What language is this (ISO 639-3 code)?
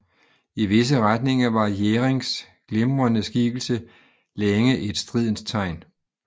dan